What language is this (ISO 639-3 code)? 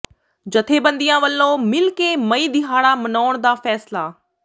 pan